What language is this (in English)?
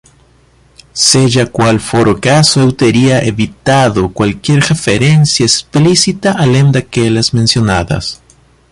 Portuguese